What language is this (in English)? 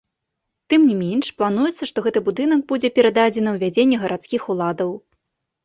Belarusian